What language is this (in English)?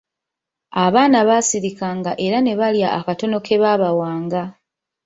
Ganda